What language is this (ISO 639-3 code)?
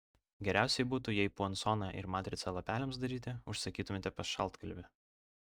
lit